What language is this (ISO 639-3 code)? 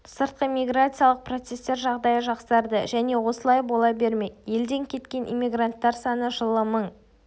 kaz